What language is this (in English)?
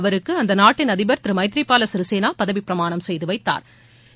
Tamil